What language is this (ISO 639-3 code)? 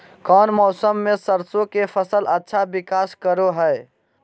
mag